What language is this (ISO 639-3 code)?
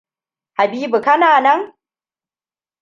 hau